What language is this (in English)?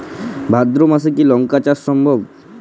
Bangla